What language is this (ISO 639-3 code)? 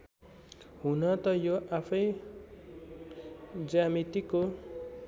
nep